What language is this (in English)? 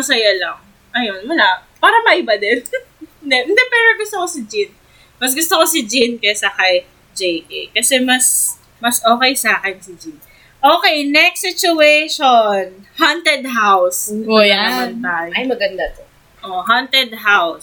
Filipino